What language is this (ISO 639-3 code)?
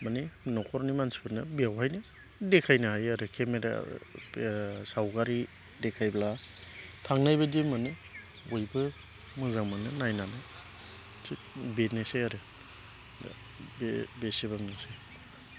brx